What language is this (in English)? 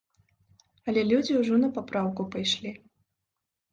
Belarusian